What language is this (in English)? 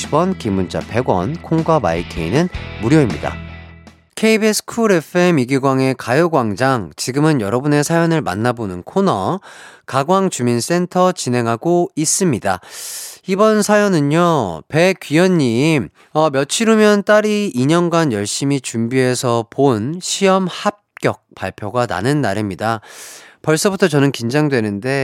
Korean